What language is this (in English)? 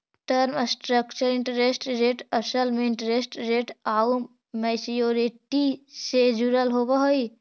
Magahi